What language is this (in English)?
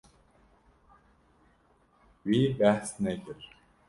Kurdish